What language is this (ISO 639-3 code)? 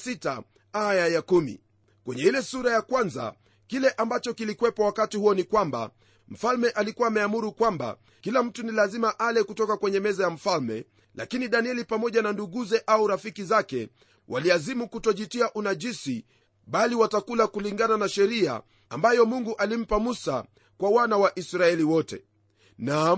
swa